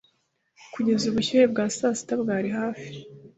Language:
Kinyarwanda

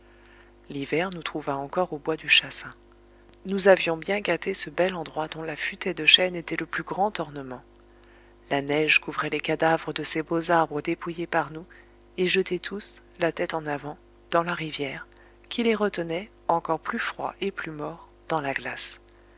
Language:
French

